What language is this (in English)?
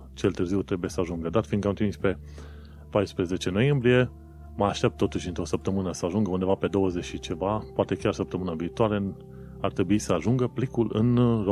Romanian